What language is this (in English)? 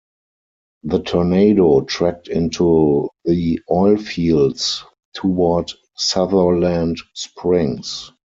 English